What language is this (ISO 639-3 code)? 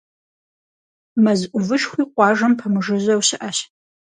kbd